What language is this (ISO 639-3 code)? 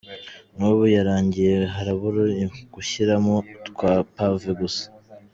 kin